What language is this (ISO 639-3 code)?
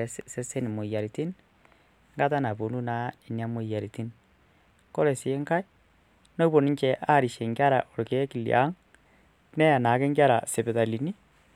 mas